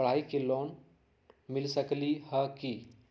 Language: Magahi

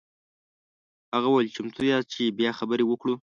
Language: Pashto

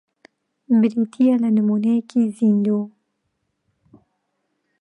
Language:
Central Kurdish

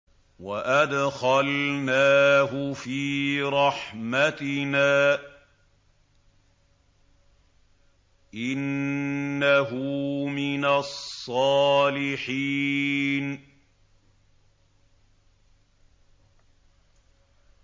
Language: Arabic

